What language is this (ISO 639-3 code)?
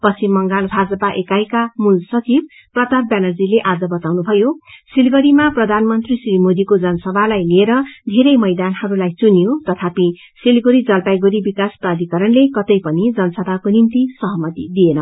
nep